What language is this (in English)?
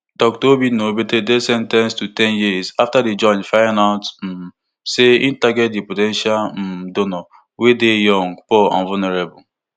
Nigerian Pidgin